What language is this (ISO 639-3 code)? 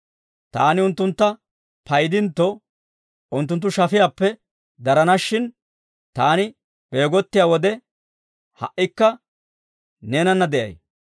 dwr